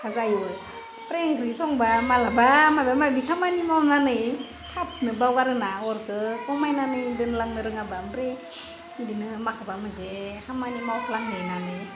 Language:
Bodo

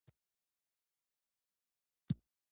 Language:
Pashto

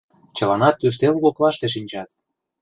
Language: Mari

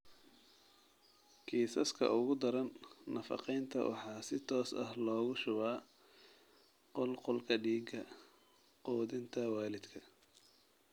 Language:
Somali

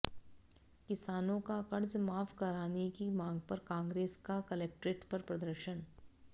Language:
Hindi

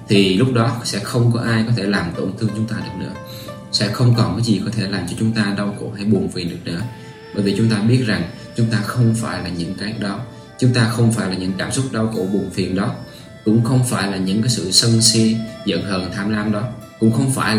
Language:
Vietnamese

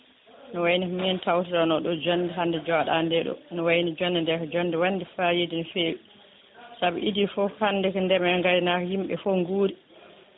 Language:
Fula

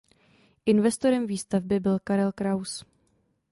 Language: Czech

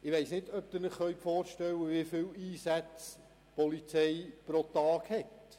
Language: Swiss German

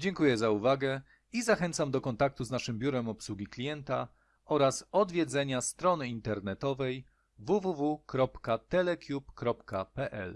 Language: Polish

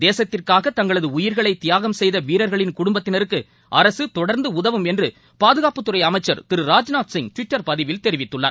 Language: Tamil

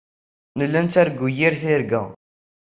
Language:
Kabyle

